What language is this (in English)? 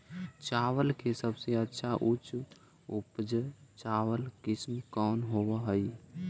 Magahi